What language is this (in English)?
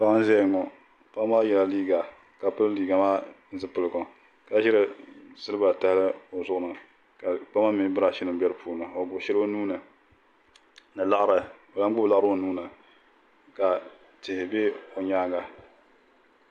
Dagbani